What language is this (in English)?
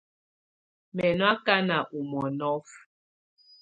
Tunen